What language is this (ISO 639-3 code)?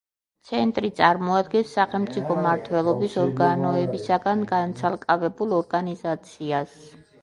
kat